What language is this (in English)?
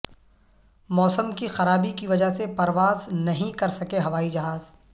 Urdu